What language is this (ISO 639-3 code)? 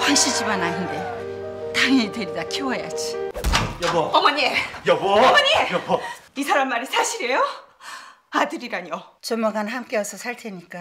kor